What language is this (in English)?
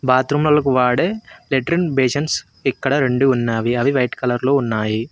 Telugu